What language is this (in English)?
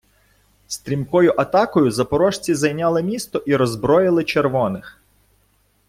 Ukrainian